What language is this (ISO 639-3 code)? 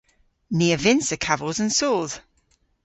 cor